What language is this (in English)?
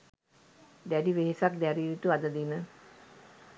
Sinhala